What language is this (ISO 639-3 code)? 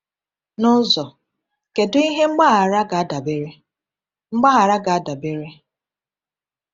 ibo